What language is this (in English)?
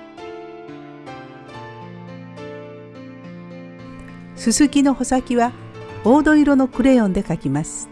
Japanese